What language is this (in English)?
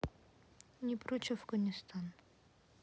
Russian